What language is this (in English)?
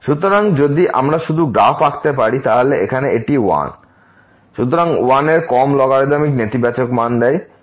Bangla